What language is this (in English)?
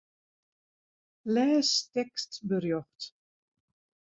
Western Frisian